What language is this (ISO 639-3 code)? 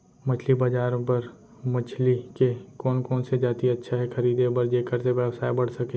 hne